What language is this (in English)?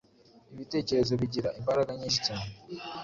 Kinyarwanda